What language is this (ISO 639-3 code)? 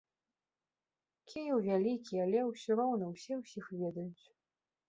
bel